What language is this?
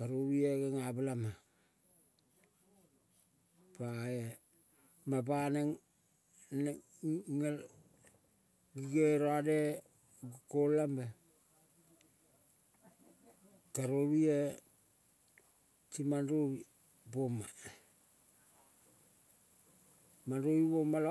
Kol (Papua New Guinea)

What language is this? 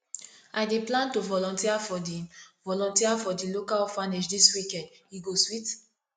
Nigerian Pidgin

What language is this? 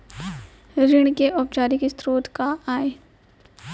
Chhattisgarhi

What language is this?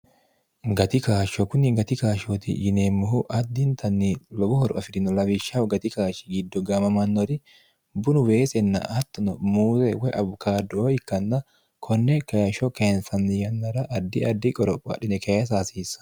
Sidamo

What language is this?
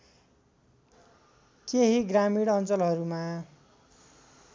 Nepali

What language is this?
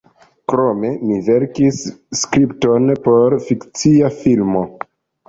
Esperanto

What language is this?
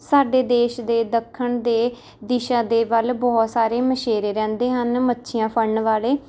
Punjabi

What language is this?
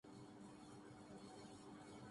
Urdu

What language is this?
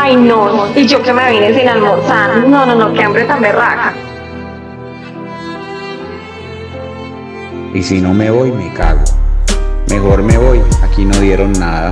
Spanish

